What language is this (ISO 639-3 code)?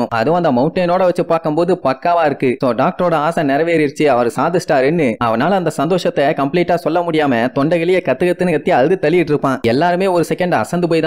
tam